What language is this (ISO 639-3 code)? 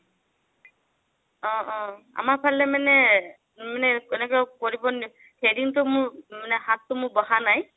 asm